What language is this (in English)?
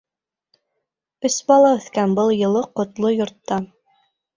Bashkir